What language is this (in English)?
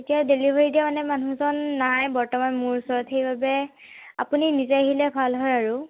Assamese